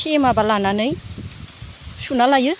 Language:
Bodo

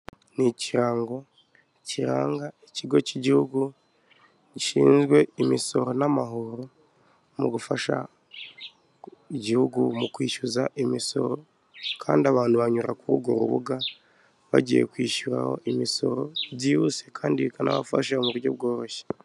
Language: Kinyarwanda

